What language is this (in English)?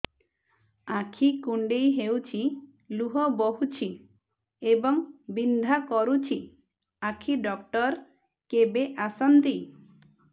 Odia